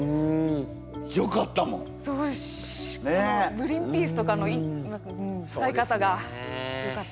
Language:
Japanese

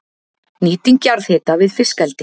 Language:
Icelandic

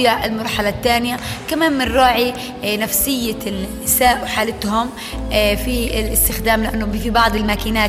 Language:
Arabic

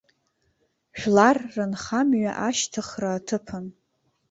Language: Abkhazian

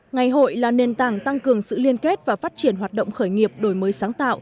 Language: Vietnamese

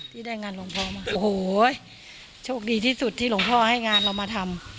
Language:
Thai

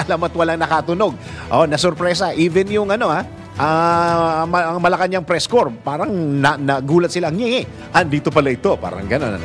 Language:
Filipino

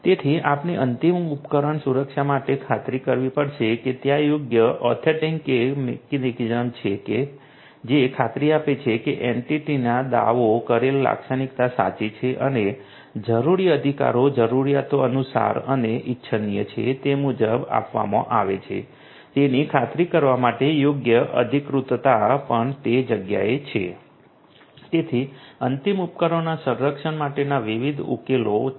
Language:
Gujarati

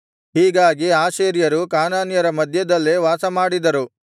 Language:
Kannada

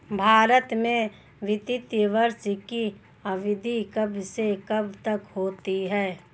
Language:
Hindi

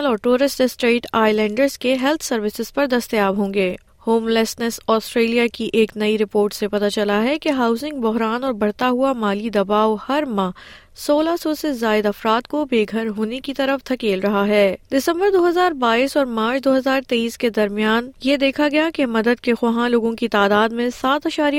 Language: Urdu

